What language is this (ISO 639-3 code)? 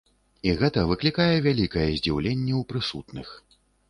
bel